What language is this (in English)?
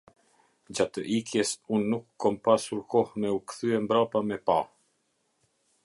Albanian